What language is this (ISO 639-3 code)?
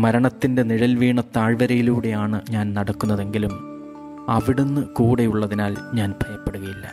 mal